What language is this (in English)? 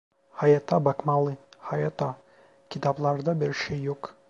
Turkish